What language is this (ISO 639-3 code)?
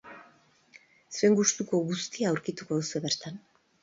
eus